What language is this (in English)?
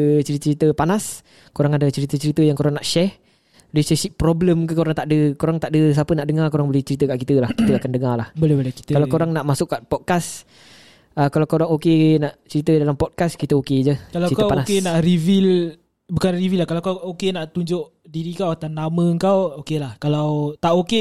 Malay